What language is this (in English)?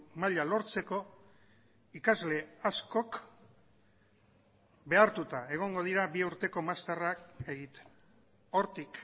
Basque